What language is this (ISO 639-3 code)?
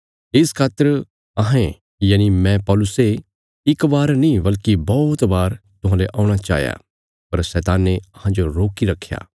kfs